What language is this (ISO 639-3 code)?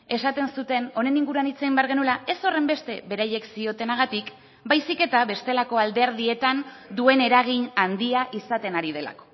eus